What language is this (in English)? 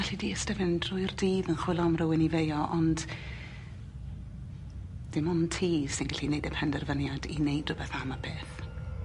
Welsh